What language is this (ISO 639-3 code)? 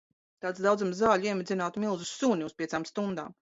lav